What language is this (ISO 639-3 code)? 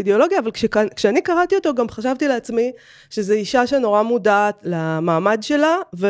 heb